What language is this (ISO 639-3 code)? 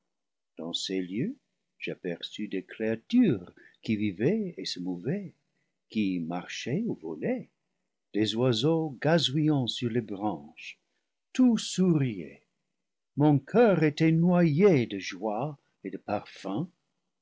fra